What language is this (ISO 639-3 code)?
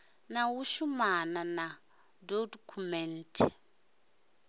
ven